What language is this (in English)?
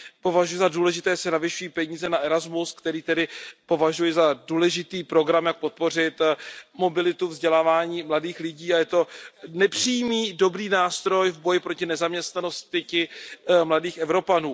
Czech